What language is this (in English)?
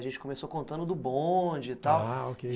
Portuguese